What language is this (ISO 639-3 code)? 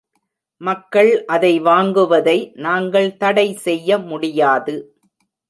tam